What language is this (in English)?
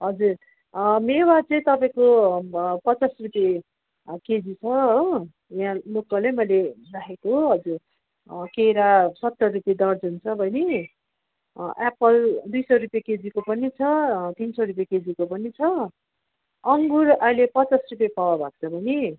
Nepali